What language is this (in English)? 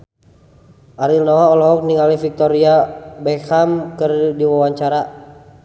Sundanese